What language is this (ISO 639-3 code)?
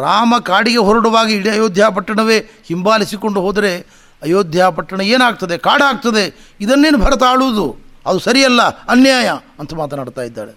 kan